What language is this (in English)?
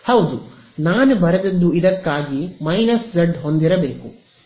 Kannada